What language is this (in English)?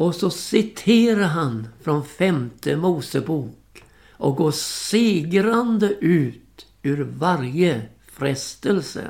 Swedish